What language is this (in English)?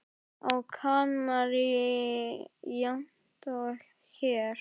Icelandic